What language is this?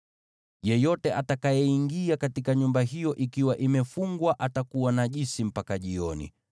Swahili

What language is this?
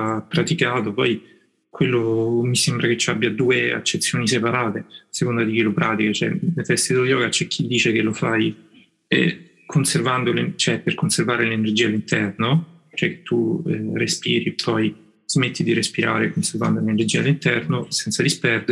Italian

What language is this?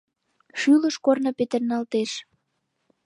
Mari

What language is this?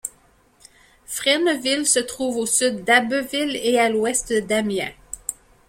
French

